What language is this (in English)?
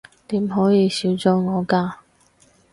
Cantonese